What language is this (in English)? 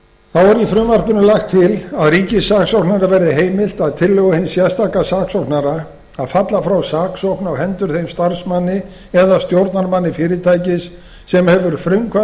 Icelandic